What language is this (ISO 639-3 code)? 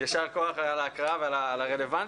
heb